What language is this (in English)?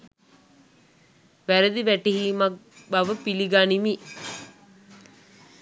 Sinhala